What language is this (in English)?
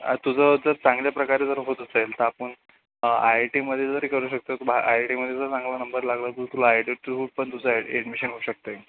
Marathi